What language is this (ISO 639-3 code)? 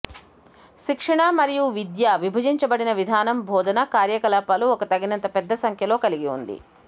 tel